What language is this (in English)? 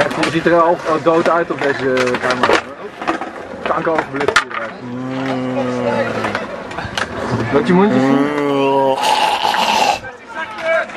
Dutch